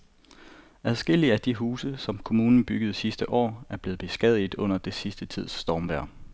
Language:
Danish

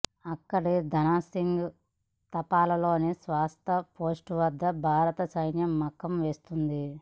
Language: Telugu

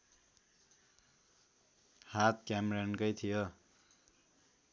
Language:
Nepali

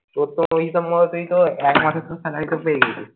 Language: Bangla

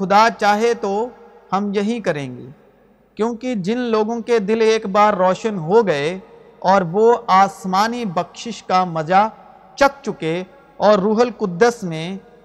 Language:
Urdu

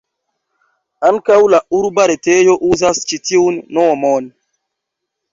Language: Esperanto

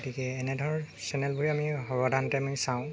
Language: Assamese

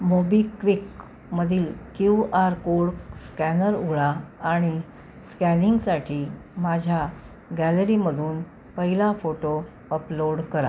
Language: Marathi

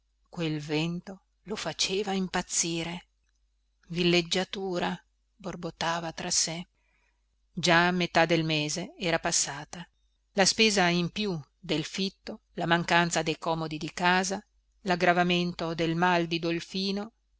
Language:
Italian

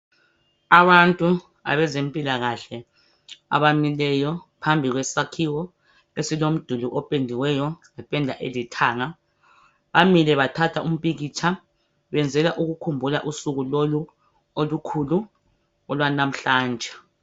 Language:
North Ndebele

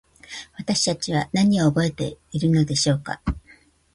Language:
Japanese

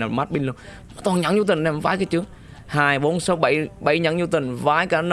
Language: Vietnamese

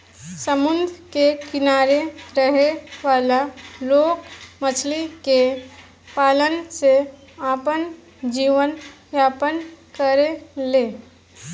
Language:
Bhojpuri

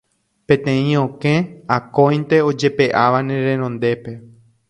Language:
Guarani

